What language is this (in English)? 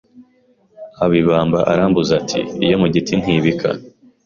Kinyarwanda